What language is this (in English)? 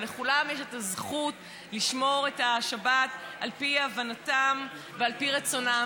Hebrew